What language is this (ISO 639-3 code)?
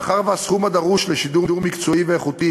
heb